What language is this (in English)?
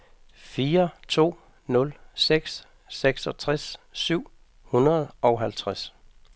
Danish